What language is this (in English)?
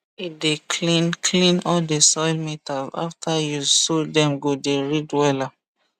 Nigerian Pidgin